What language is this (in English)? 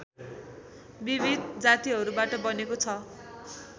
Nepali